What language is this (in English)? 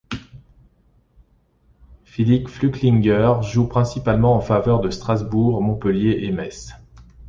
French